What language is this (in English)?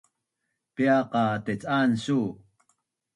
Bunun